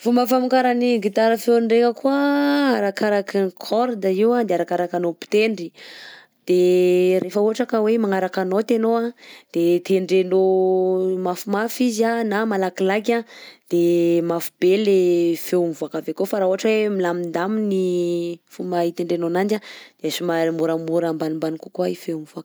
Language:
Southern Betsimisaraka Malagasy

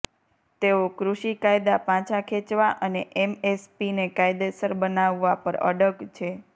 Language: Gujarati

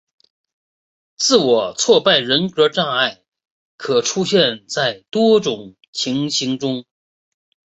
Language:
Chinese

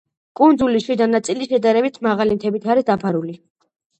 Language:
Georgian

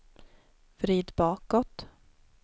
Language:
Swedish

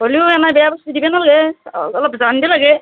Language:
Assamese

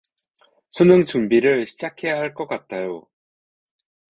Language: Korean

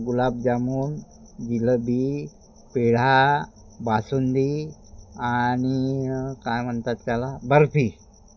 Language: Marathi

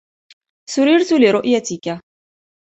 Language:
Arabic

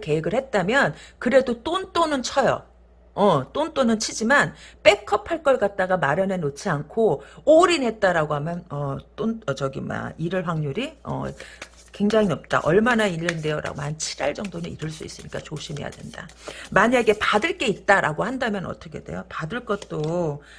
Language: Korean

